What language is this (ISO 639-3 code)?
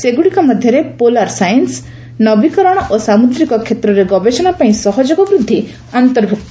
ori